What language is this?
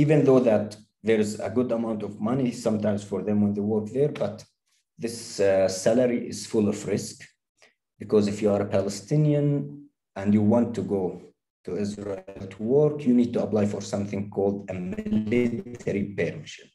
English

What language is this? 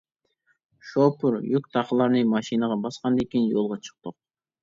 Uyghur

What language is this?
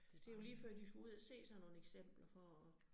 Danish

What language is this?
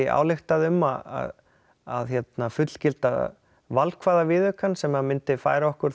Icelandic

